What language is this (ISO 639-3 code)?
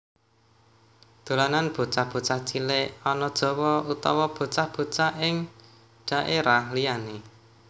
jav